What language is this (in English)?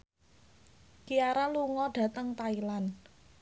Javanese